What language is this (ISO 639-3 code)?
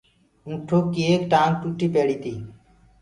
ggg